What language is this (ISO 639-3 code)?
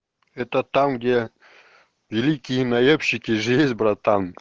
rus